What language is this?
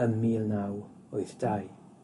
Welsh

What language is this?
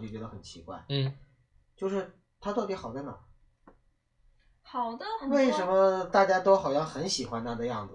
Chinese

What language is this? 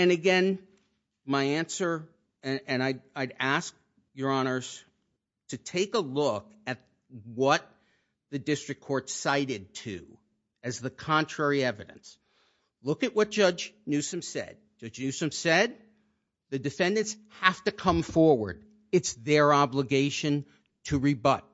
English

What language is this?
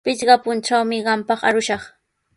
Sihuas Ancash Quechua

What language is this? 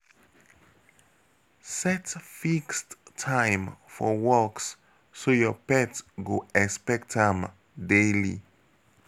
Nigerian Pidgin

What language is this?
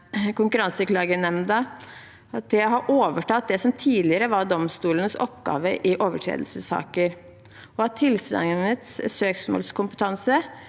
Norwegian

